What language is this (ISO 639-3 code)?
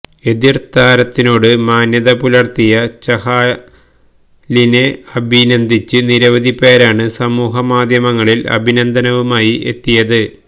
mal